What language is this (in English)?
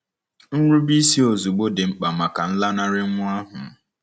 Igbo